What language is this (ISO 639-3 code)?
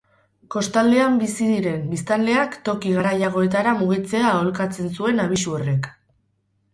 eus